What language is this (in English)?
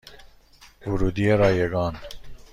Persian